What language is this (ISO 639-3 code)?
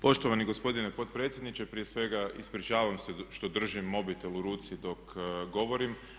hrv